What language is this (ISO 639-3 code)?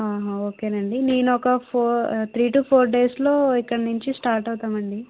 tel